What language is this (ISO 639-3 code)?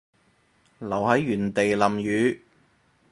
yue